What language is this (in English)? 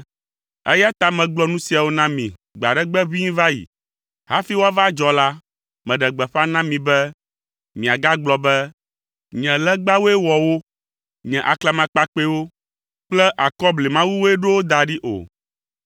Ewe